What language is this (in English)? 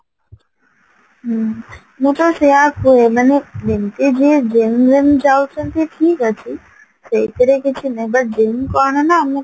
Odia